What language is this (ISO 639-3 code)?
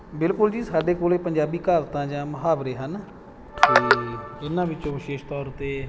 pan